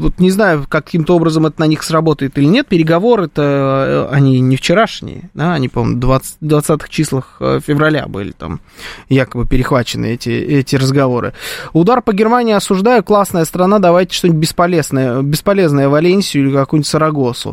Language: Russian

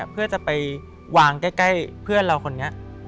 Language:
Thai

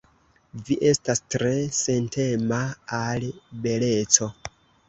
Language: Esperanto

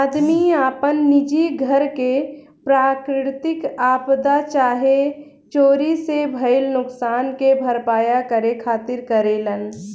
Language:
Bhojpuri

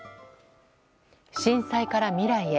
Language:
Japanese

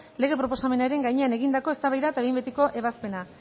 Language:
Basque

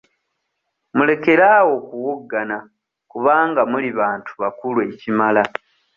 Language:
Ganda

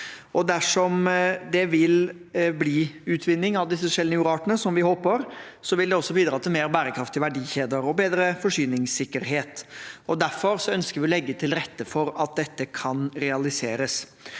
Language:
Norwegian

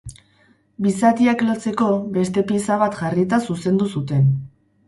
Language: Basque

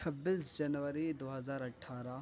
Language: Urdu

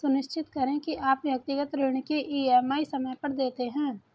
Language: Hindi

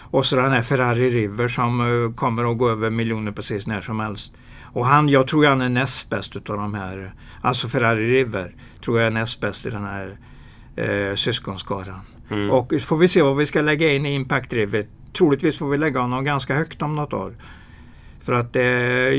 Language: Swedish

